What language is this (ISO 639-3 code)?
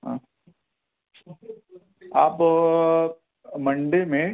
urd